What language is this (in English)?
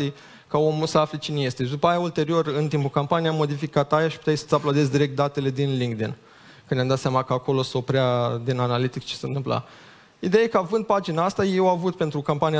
Romanian